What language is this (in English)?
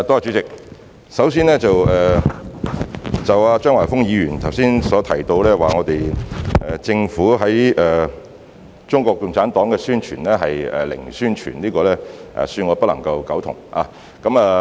Cantonese